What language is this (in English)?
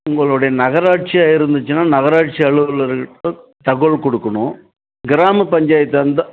Tamil